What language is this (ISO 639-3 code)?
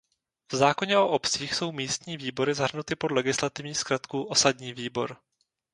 ces